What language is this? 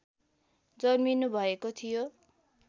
Nepali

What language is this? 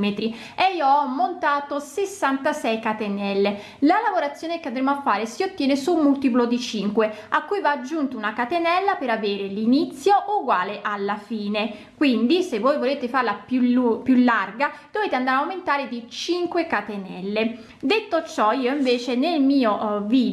Italian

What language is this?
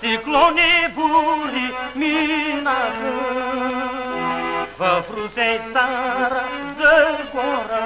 Romanian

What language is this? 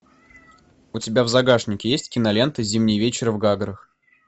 Russian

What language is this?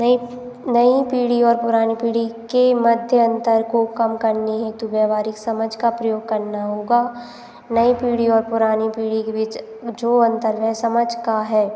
Hindi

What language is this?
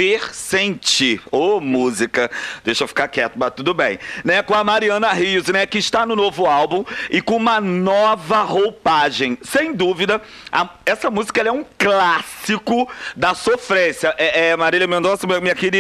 Portuguese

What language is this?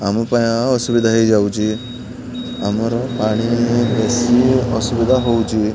Odia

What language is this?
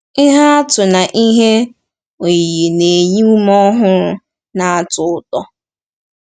Igbo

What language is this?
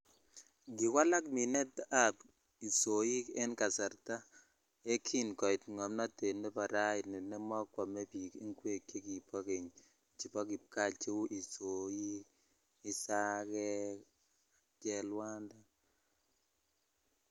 Kalenjin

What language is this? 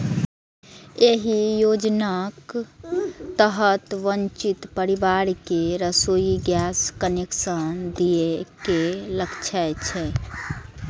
Maithili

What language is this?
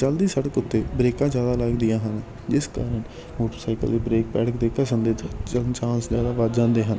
Punjabi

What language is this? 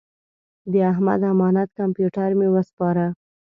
Pashto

